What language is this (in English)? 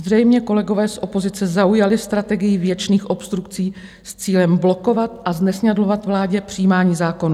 Czech